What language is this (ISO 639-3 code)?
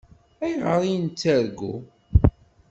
kab